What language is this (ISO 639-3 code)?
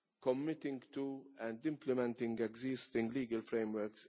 eng